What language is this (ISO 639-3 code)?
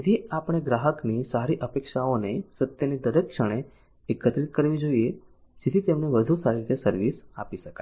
guj